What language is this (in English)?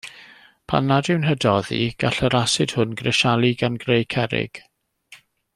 Welsh